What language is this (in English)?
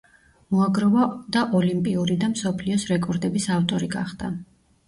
Georgian